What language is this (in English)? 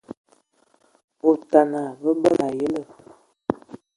Ewondo